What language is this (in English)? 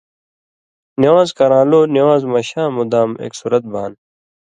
Indus Kohistani